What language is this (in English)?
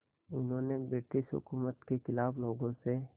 Hindi